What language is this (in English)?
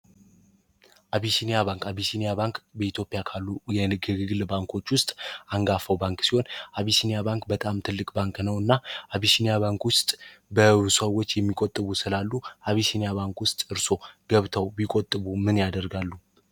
Amharic